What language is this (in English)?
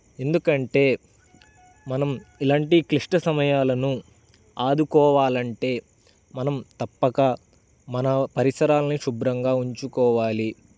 Telugu